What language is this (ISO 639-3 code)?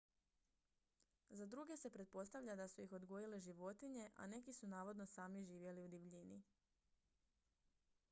hrv